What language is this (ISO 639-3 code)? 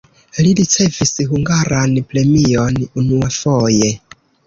epo